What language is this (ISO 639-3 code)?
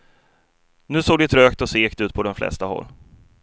swe